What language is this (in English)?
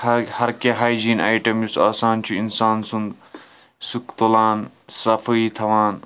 Kashmiri